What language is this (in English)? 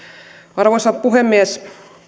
Finnish